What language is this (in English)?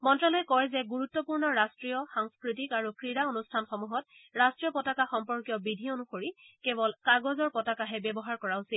Assamese